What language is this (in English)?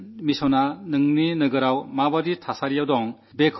Malayalam